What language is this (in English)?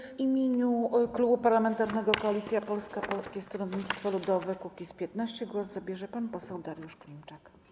Polish